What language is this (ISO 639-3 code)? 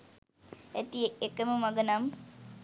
sin